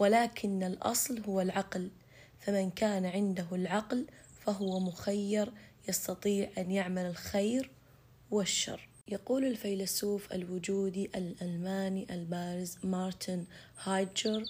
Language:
Arabic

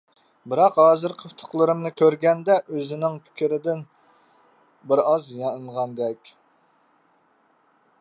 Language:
Uyghur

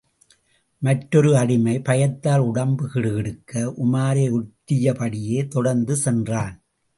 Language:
Tamil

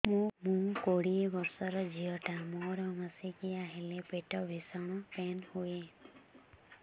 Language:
Odia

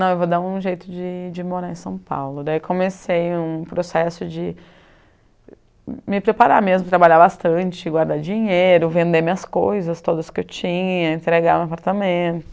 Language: Portuguese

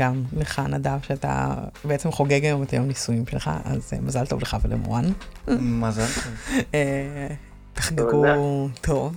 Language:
Hebrew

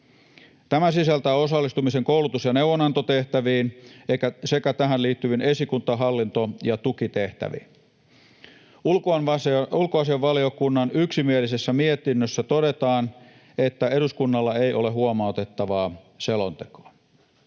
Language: Finnish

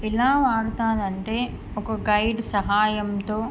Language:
Telugu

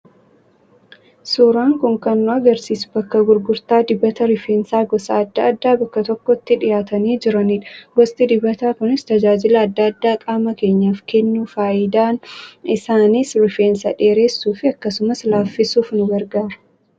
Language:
Oromo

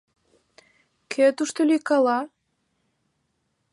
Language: Mari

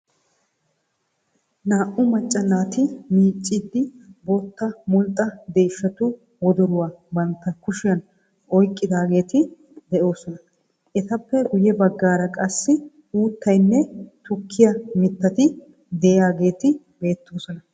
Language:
Wolaytta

